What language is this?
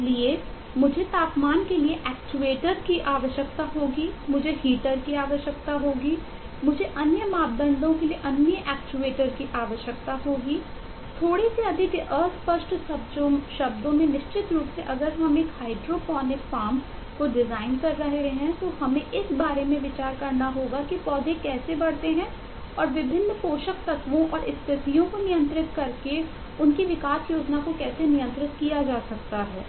Hindi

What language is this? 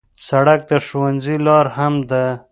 Pashto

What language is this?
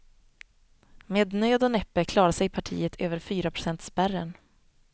Swedish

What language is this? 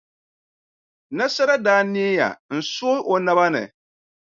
Dagbani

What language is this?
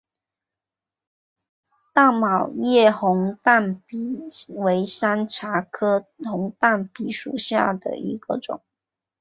Chinese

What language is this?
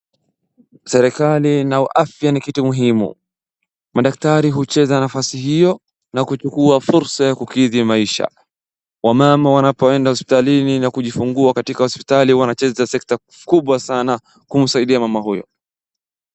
Swahili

